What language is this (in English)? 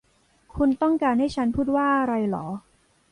Thai